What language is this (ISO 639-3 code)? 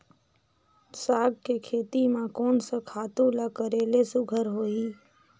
hne